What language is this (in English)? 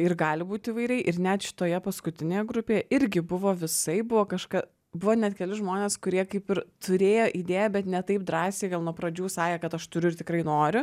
Lithuanian